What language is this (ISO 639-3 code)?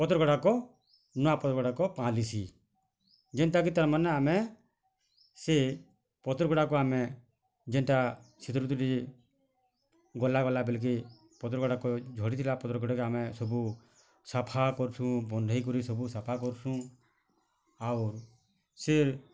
ori